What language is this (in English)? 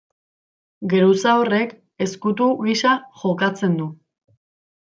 Basque